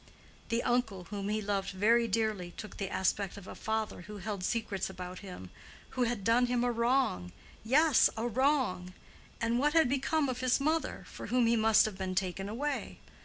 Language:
English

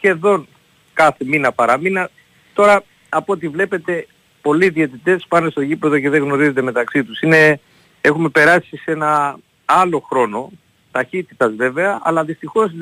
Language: Greek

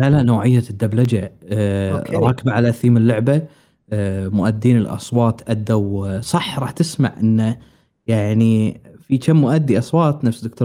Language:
Arabic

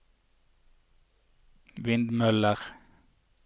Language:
Norwegian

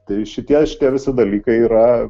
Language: Lithuanian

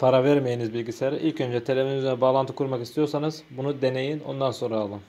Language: Turkish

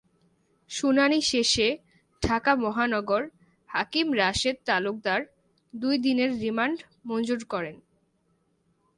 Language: Bangla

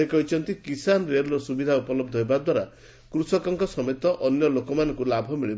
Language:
Odia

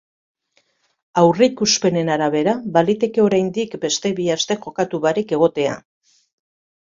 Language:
Basque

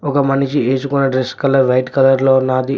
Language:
Telugu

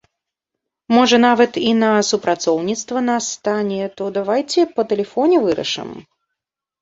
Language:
Belarusian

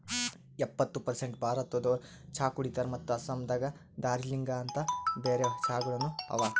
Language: Kannada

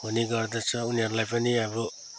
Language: Nepali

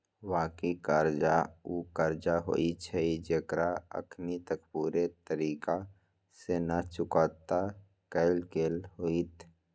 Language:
Magahi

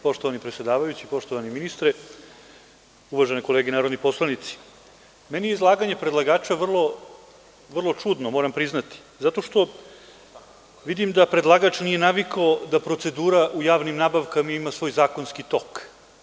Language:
Serbian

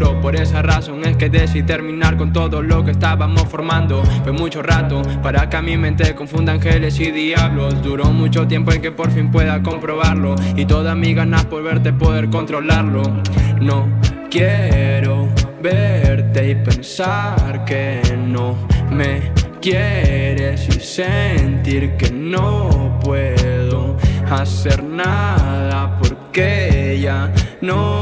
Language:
Spanish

